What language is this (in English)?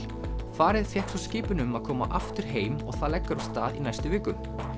Icelandic